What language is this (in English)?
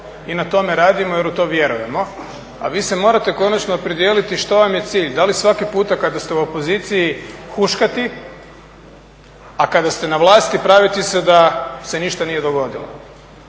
Croatian